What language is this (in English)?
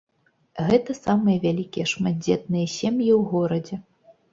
Belarusian